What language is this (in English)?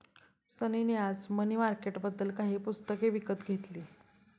Marathi